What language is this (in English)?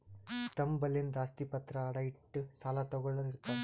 Kannada